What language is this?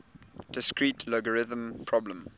English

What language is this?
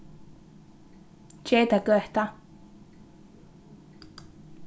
Faroese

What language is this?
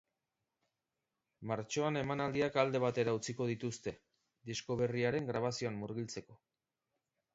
Basque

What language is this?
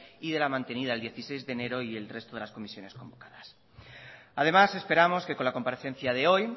Spanish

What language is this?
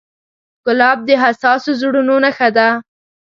Pashto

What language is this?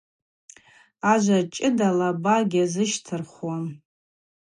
Abaza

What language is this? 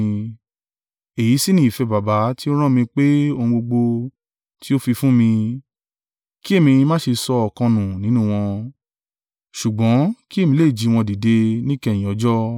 Yoruba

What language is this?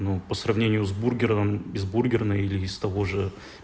Russian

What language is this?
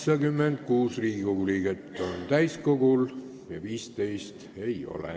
Estonian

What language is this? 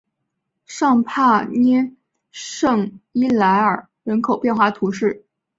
Chinese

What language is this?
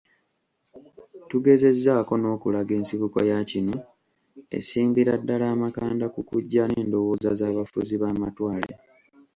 Ganda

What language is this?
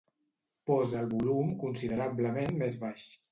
Catalan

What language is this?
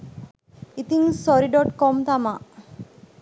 Sinhala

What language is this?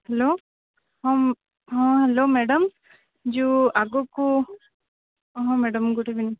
Odia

